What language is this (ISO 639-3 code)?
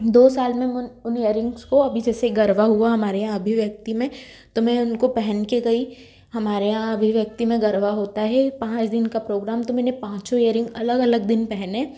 hin